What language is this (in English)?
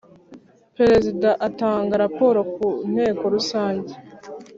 Kinyarwanda